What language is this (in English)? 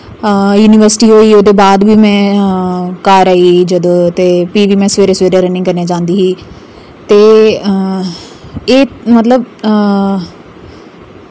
Dogri